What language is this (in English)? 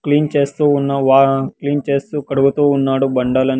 Telugu